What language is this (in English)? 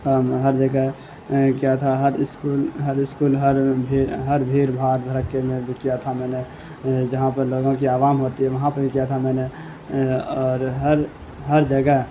Urdu